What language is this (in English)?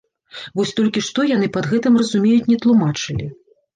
Belarusian